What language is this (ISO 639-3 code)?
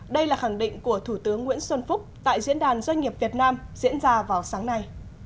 vie